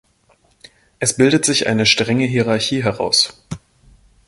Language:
German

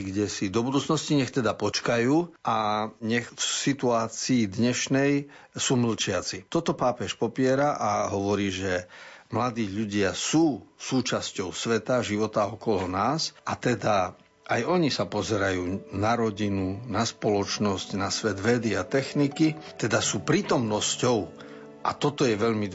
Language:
Slovak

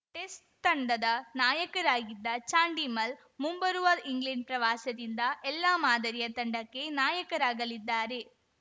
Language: Kannada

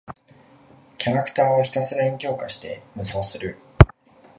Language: Japanese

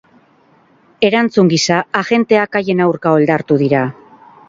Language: Basque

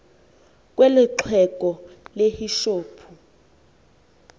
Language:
Xhosa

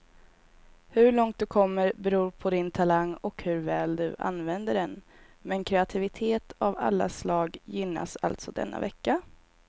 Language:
Swedish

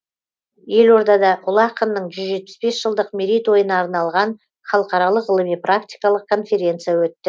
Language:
Kazakh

